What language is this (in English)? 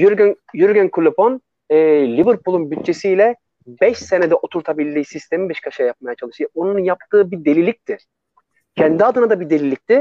Turkish